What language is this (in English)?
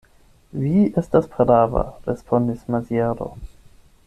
Esperanto